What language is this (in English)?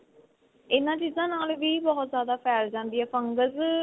Punjabi